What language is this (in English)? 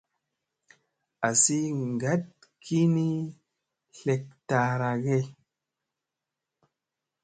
Musey